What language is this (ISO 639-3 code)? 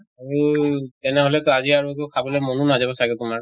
asm